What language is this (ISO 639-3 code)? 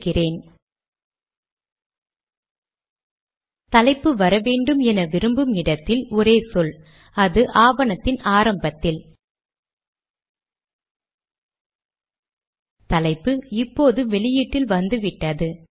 tam